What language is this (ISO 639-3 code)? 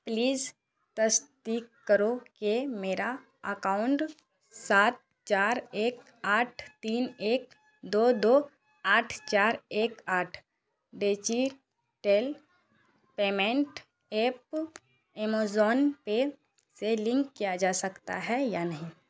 urd